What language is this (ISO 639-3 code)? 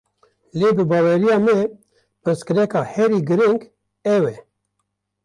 kur